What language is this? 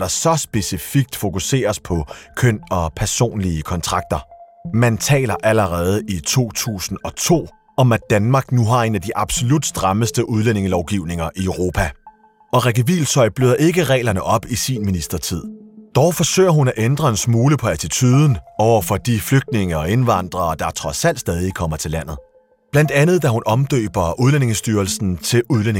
Danish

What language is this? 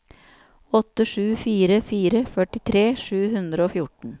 Norwegian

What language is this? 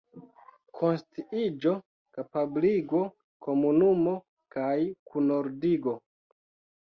Esperanto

